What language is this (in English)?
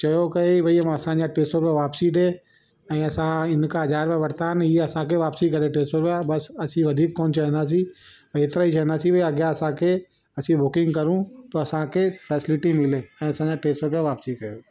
Sindhi